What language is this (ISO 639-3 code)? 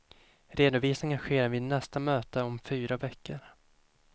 swe